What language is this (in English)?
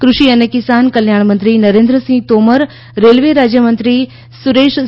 Gujarati